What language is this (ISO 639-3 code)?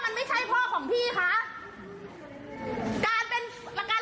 tha